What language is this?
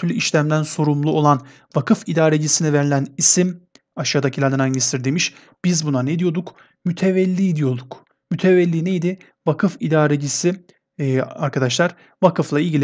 Turkish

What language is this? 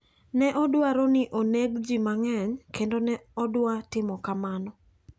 Luo (Kenya and Tanzania)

